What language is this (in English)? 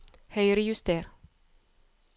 Norwegian